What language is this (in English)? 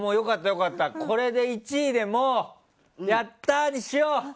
Japanese